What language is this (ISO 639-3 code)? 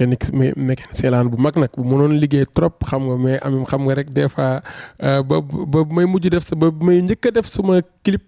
fra